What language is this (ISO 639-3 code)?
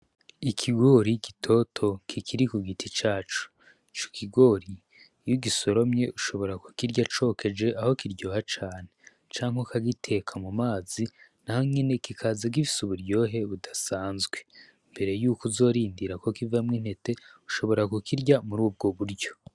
run